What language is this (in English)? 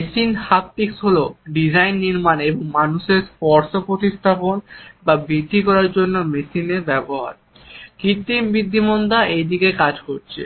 Bangla